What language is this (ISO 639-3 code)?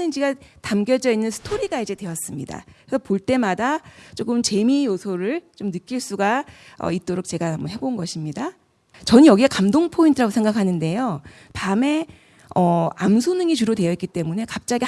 kor